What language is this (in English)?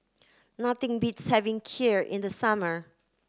English